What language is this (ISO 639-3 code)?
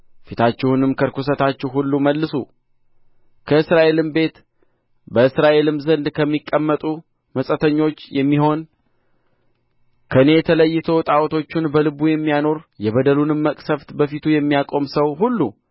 amh